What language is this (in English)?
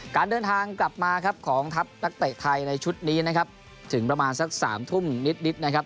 Thai